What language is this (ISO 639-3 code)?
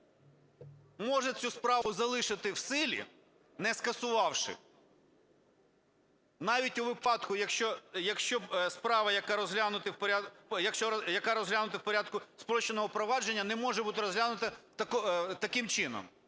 ukr